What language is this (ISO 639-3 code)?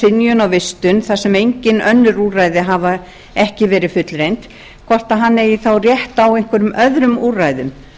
isl